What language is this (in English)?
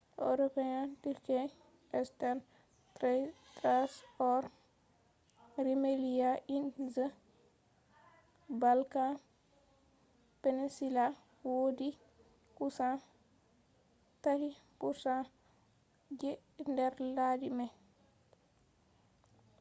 Fula